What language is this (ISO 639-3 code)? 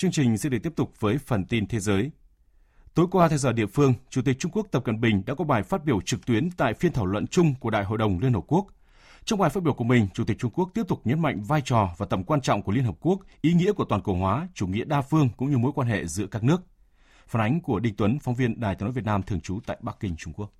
vie